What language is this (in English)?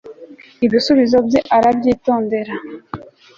Kinyarwanda